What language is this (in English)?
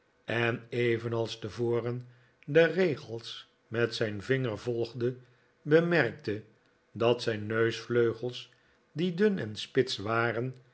Dutch